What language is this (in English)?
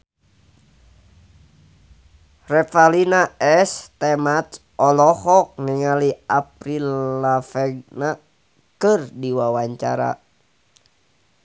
Sundanese